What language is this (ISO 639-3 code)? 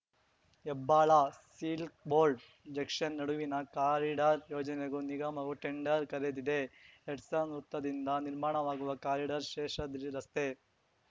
kan